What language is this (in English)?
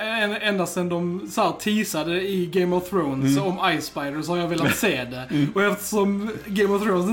Swedish